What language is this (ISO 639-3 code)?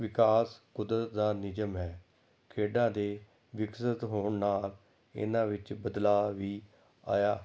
pan